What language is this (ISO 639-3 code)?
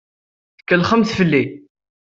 kab